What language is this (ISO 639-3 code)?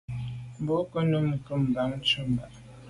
byv